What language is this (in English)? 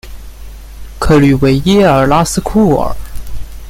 Chinese